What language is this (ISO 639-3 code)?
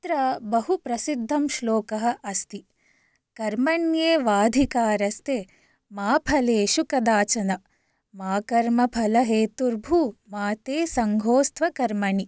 san